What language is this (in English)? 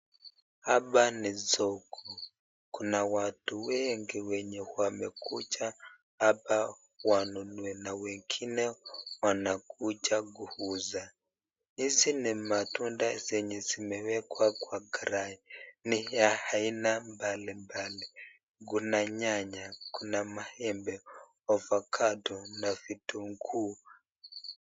Swahili